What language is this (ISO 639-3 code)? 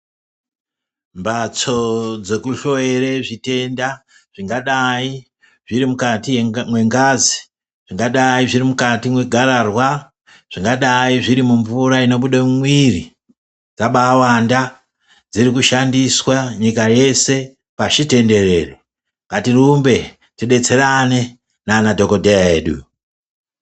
ndc